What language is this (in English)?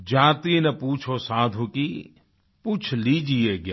Hindi